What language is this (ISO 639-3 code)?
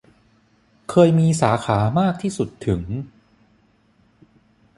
tha